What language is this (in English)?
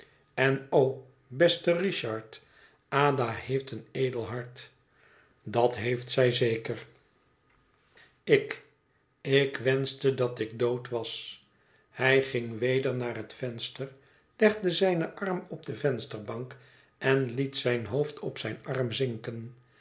Dutch